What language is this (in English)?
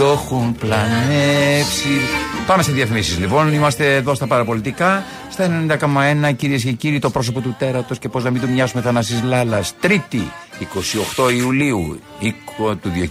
Greek